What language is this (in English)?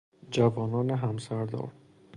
Persian